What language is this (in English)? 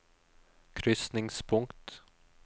Norwegian